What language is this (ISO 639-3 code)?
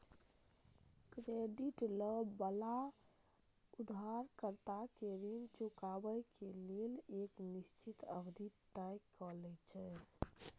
mai